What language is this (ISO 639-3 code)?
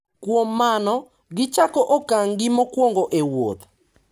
luo